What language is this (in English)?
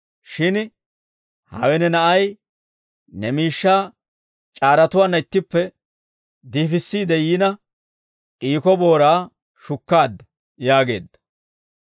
Dawro